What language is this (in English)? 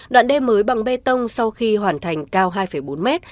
Vietnamese